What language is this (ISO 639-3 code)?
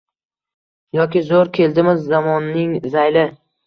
uzb